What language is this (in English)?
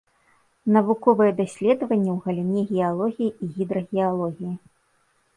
Belarusian